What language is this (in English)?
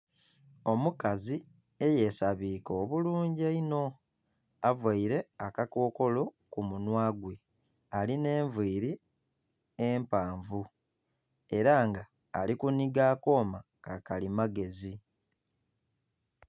Soga